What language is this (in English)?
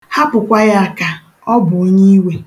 Igbo